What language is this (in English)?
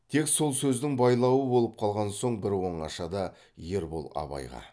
Kazakh